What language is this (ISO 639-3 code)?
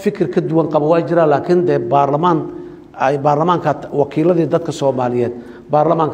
ara